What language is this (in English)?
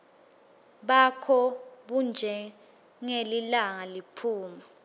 Swati